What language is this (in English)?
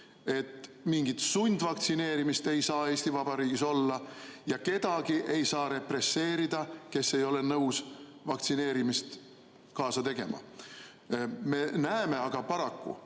Estonian